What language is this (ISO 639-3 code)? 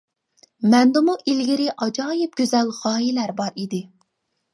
uig